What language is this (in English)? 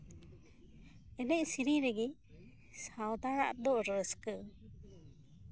Santali